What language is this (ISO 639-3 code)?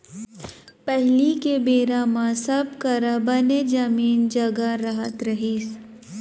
hne